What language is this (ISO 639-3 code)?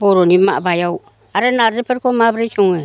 brx